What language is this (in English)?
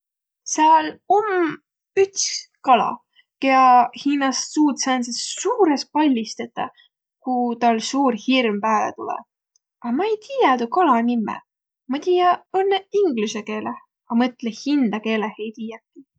Võro